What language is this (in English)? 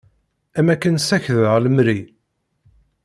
Kabyle